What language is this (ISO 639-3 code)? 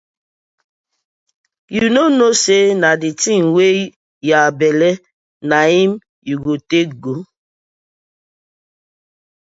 pcm